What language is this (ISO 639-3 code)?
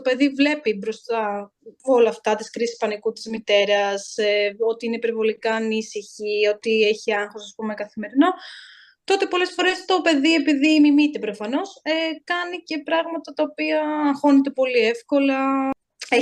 ell